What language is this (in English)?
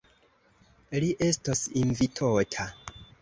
Esperanto